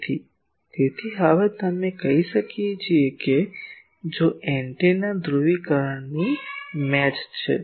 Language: Gujarati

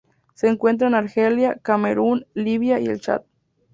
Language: Spanish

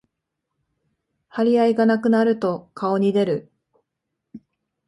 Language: Japanese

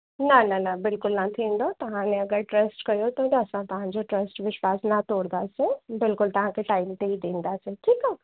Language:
Sindhi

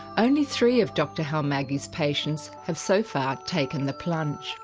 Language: English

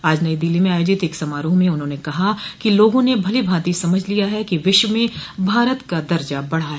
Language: Hindi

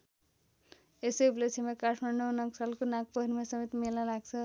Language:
Nepali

